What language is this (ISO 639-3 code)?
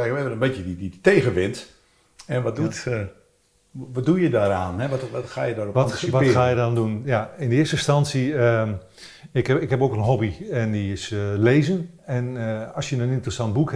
nld